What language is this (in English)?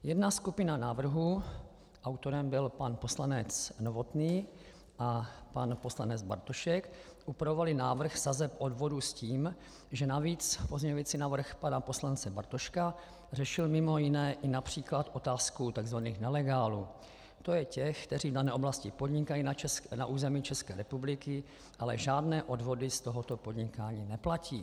Czech